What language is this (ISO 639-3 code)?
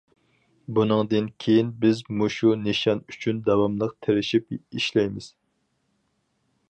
uig